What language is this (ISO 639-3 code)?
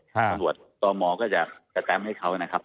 tha